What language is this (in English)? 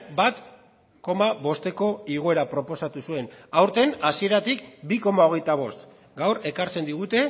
Basque